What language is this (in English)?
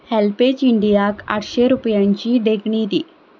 Konkani